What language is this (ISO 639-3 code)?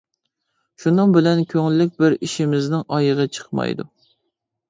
uig